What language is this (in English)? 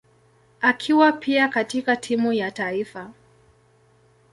Swahili